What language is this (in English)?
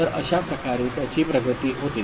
Marathi